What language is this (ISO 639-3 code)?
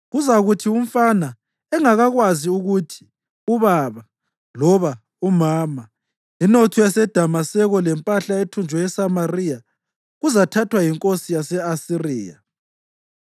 nde